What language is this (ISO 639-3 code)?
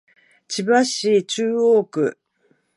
jpn